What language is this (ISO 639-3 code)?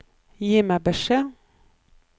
nor